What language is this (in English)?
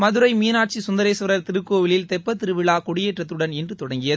Tamil